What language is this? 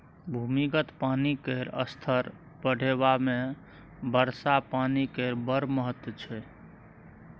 Maithili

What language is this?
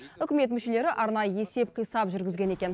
Kazakh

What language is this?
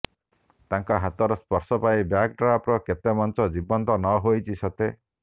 Odia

